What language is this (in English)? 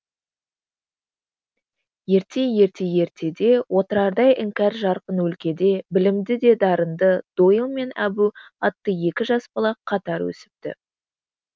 Kazakh